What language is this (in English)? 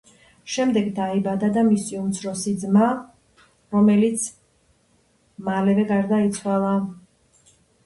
Georgian